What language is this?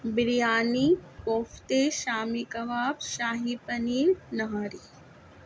Urdu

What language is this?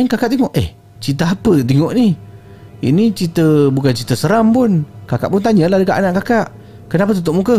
Malay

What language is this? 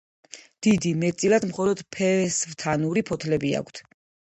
Georgian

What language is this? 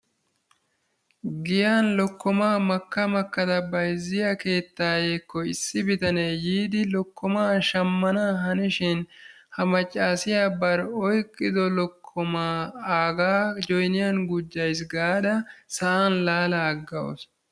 Wolaytta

